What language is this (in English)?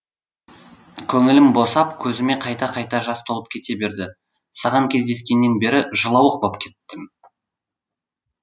Kazakh